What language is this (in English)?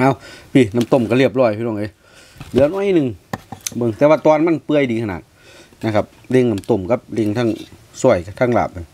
Thai